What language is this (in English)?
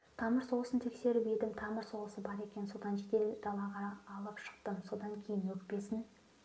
Kazakh